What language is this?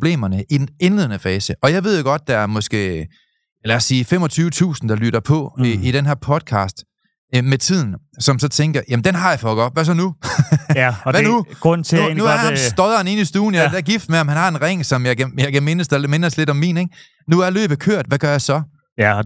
Danish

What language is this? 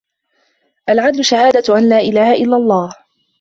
Arabic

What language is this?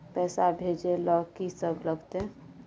Maithili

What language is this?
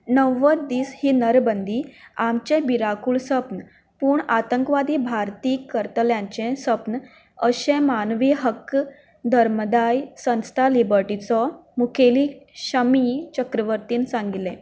Konkani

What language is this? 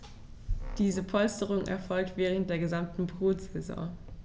German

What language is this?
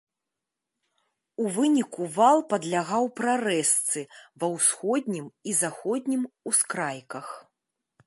Belarusian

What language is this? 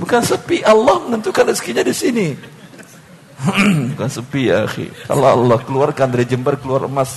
Indonesian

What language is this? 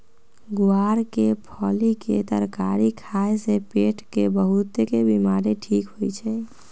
Magahi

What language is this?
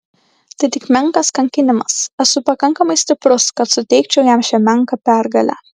Lithuanian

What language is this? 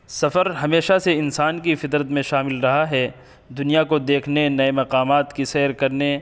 Urdu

